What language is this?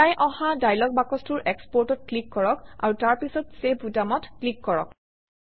Assamese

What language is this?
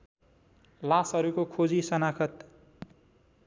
Nepali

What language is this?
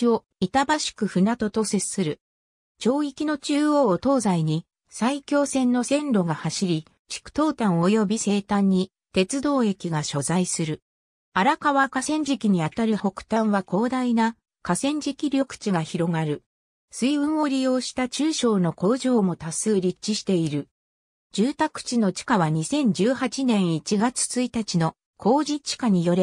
Japanese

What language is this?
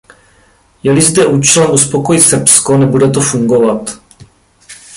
Czech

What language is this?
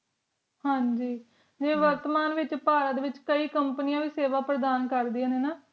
Punjabi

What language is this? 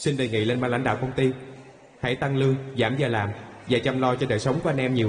Vietnamese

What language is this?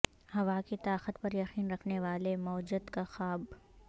Urdu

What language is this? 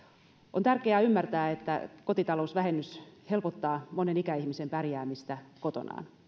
Finnish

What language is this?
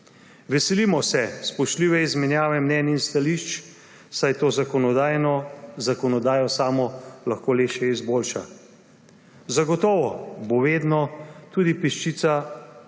Slovenian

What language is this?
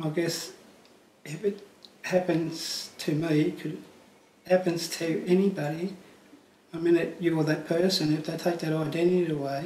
English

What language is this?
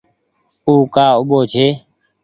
Goaria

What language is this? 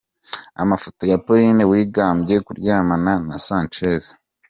Kinyarwanda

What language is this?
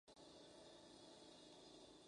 Spanish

